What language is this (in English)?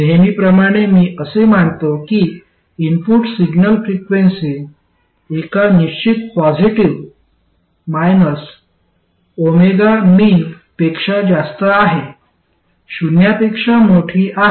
Marathi